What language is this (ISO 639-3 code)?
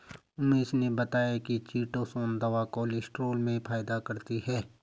hin